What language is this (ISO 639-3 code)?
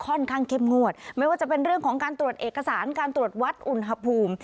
tha